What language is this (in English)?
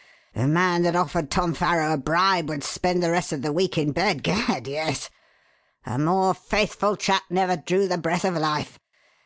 English